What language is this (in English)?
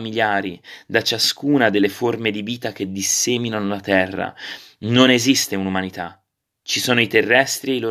Italian